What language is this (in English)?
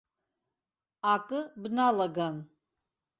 Abkhazian